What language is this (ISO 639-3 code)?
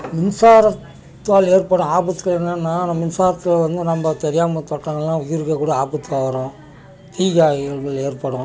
tam